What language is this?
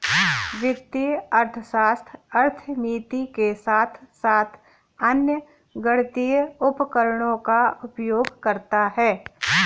Hindi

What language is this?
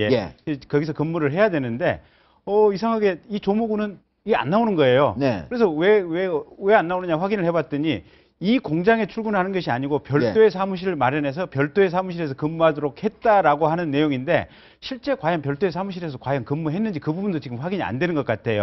Korean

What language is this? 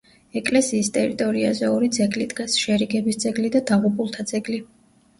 Georgian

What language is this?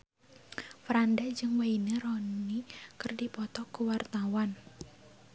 Sundanese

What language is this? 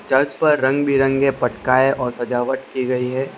Hindi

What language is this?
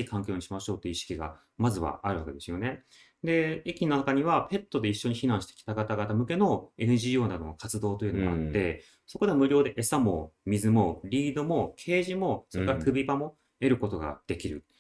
Japanese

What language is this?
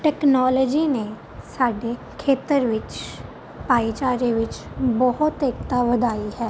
Punjabi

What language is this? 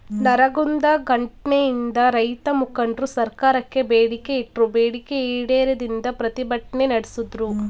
Kannada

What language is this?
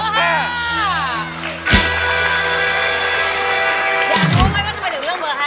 Thai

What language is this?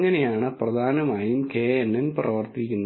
Malayalam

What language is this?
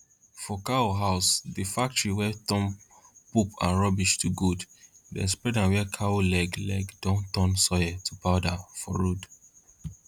Nigerian Pidgin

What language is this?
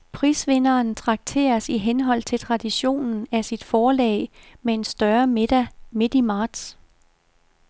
Danish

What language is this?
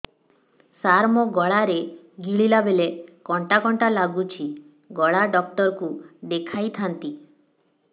Odia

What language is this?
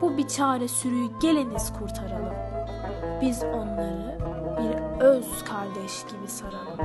Turkish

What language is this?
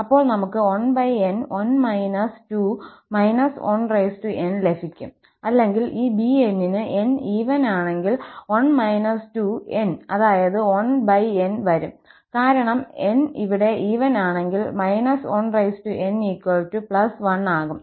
Malayalam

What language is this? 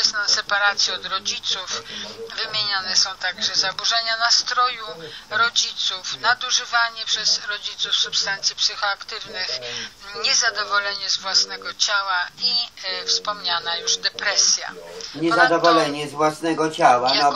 Polish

